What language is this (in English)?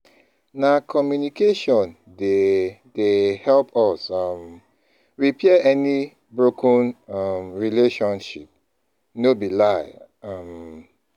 Nigerian Pidgin